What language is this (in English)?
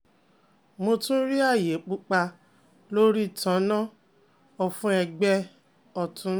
Yoruba